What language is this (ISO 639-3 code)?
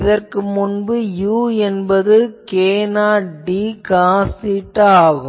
tam